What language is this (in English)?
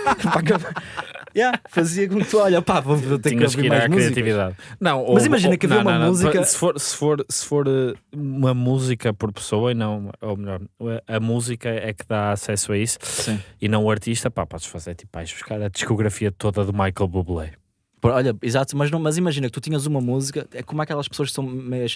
Portuguese